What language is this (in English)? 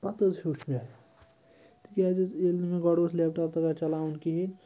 Kashmiri